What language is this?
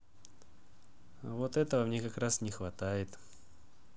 Russian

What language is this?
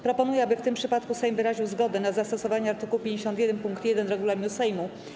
Polish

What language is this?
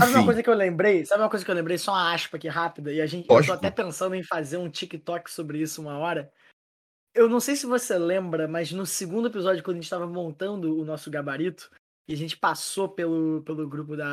Portuguese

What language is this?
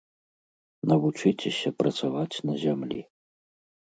Belarusian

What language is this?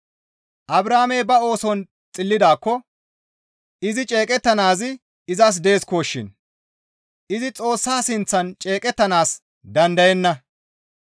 Gamo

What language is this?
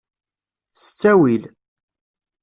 Kabyle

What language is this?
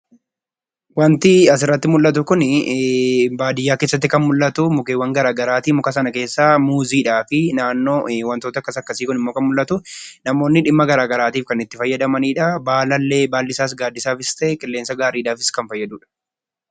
Oromo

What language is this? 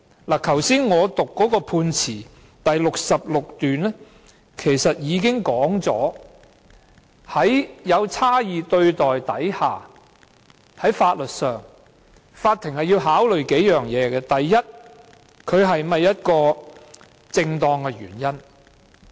Cantonese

